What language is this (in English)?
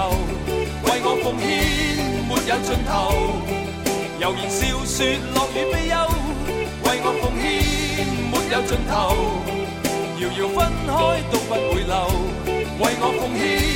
Chinese